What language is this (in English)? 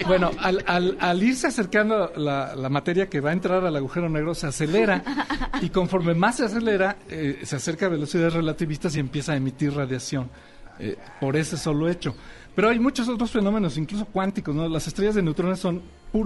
Spanish